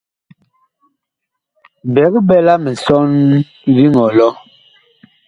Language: Bakoko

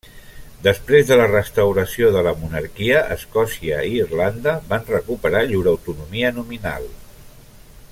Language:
Catalan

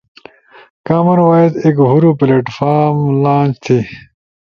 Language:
Ushojo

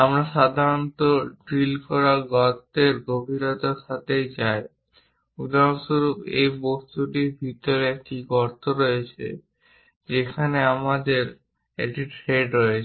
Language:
Bangla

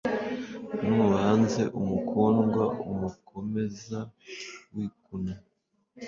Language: Kinyarwanda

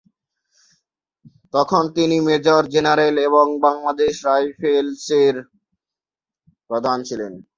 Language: Bangla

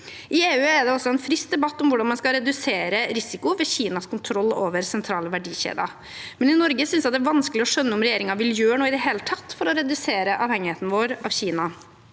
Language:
Norwegian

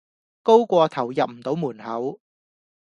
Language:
Cantonese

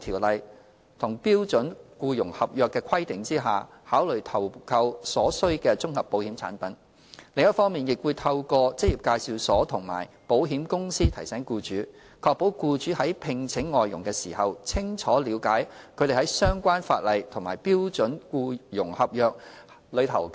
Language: Cantonese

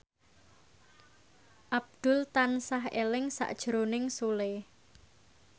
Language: Javanese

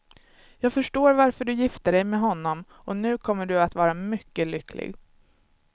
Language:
Swedish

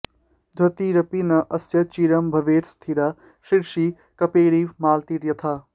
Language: Sanskrit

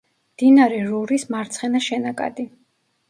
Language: Georgian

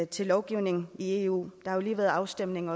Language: Danish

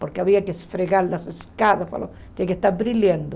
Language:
Portuguese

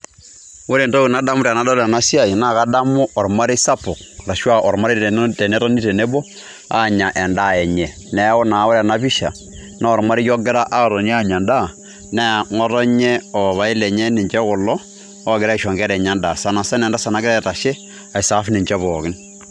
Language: Masai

